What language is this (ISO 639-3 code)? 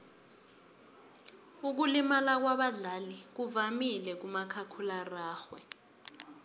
nbl